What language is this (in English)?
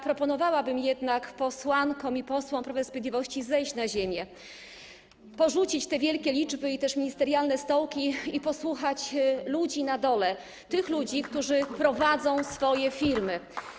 Polish